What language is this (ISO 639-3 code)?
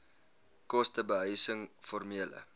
afr